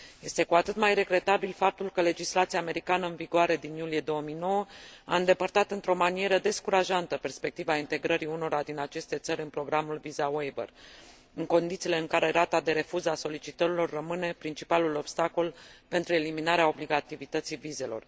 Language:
Romanian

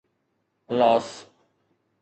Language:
Sindhi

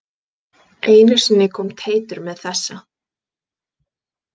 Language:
Icelandic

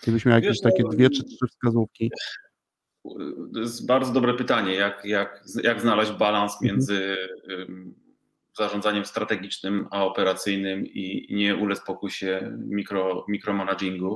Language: Polish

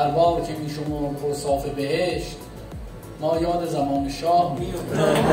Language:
Persian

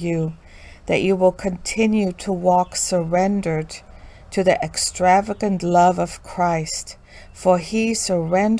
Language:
English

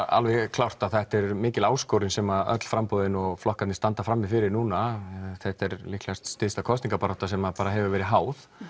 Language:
Icelandic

